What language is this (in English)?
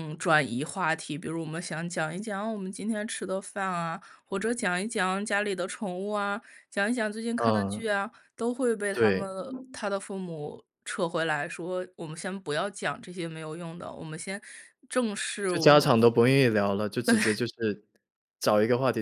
Chinese